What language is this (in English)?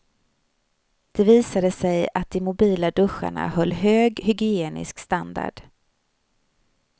Swedish